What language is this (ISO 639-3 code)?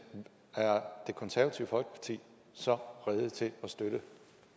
dan